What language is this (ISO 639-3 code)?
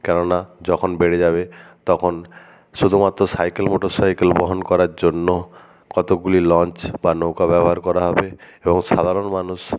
ben